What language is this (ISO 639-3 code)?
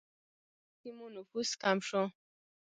pus